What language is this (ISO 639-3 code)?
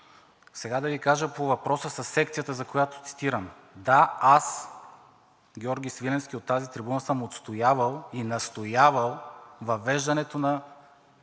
bul